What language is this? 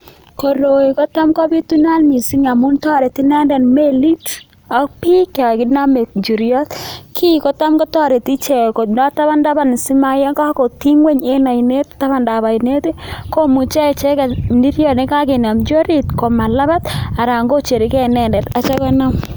Kalenjin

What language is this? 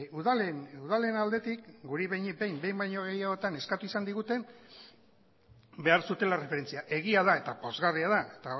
Basque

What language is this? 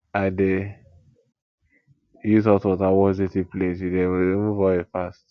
Nigerian Pidgin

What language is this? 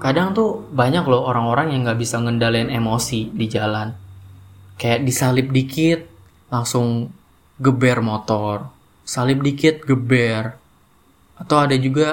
Indonesian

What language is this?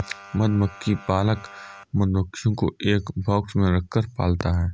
Hindi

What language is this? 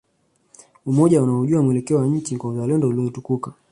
Swahili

